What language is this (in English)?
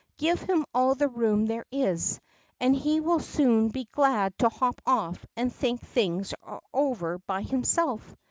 English